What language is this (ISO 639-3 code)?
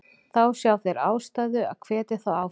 isl